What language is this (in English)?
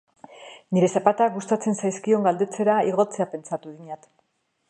Basque